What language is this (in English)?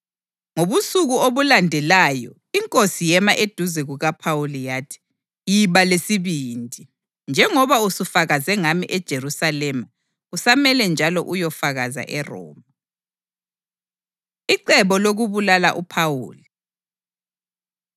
North Ndebele